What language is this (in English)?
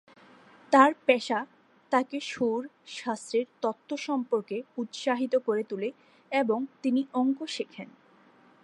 Bangla